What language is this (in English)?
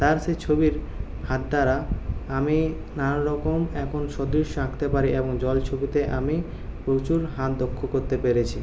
Bangla